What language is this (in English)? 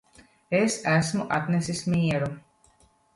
Latvian